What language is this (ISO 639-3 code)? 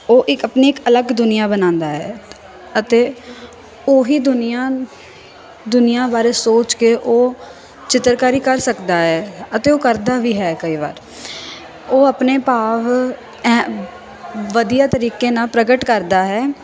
pan